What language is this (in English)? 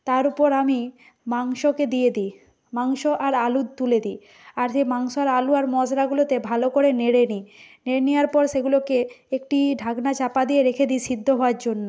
Bangla